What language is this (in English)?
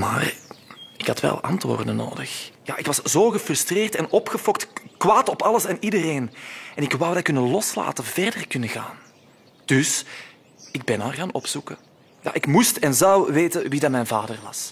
Dutch